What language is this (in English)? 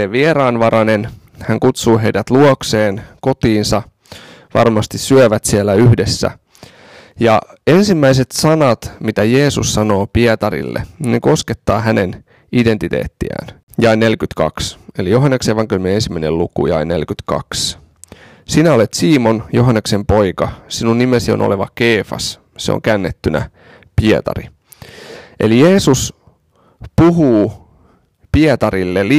Finnish